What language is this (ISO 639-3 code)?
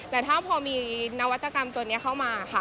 tha